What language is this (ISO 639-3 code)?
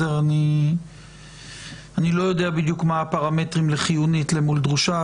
heb